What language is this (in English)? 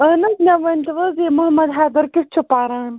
Kashmiri